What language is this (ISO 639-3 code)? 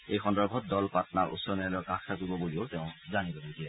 asm